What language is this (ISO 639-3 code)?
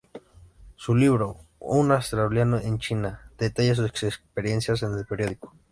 spa